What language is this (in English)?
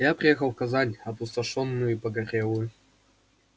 Russian